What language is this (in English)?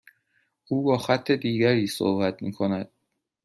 Persian